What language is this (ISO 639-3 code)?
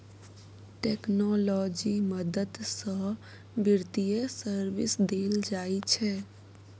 mai